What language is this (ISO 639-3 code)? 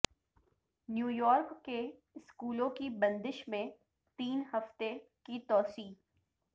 urd